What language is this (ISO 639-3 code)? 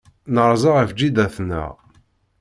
kab